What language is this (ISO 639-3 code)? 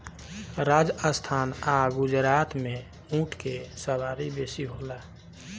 bho